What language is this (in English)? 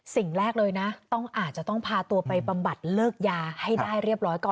Thai